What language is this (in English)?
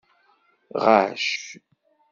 Kabyle